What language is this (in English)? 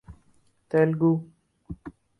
Urdu